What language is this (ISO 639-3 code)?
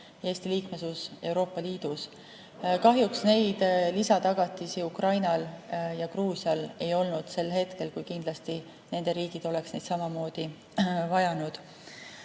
est